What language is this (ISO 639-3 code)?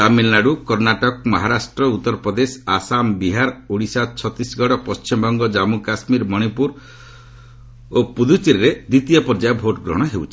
ori